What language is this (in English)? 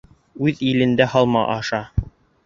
Bashkir